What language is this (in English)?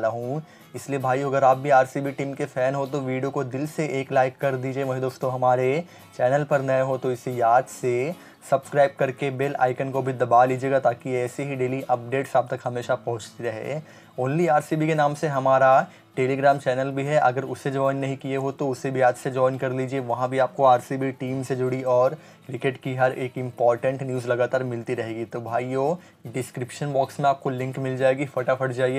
Hindi